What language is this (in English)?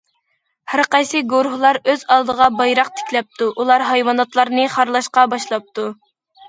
Uyghur